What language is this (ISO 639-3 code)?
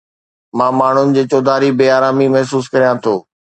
snd